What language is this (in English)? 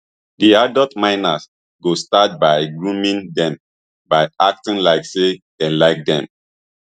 Nigerian Pidgin